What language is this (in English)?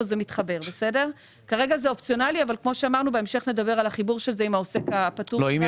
Hebrew